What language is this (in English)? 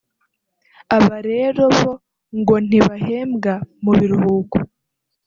Kinyarwanda